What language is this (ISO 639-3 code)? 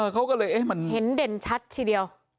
tha